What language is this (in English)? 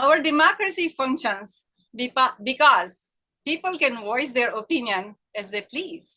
English